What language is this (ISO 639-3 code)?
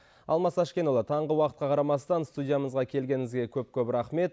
kaz